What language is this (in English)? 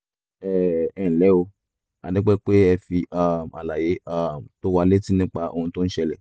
Yoruba